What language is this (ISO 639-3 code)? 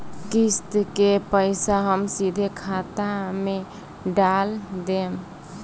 bho